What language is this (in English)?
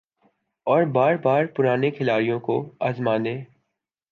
Urdu